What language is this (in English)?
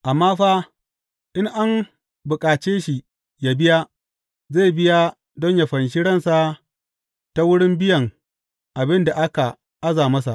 Hausa